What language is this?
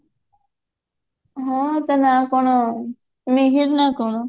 Odia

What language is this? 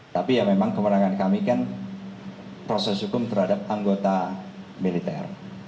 Indonesian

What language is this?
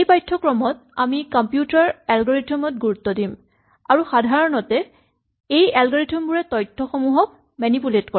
Assamese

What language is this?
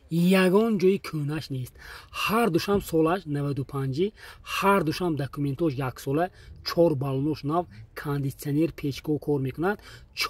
Turkish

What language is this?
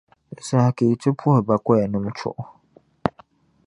Dagbani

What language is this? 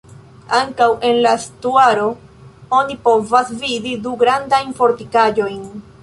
Esperanto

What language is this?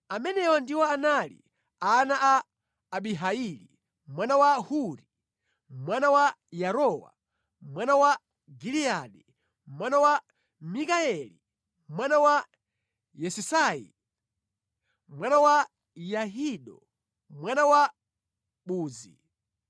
Nyanja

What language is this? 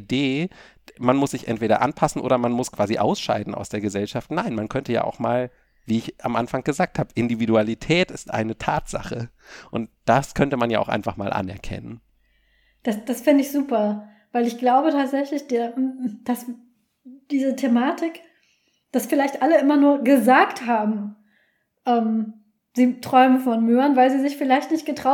German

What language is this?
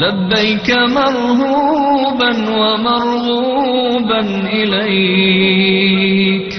Arabic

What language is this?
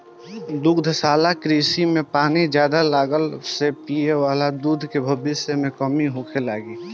Bhojpuri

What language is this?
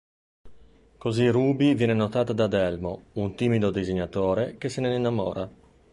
Italian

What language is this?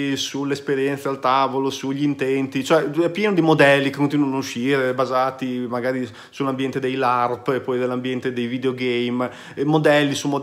Italian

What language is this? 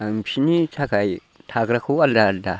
Bodo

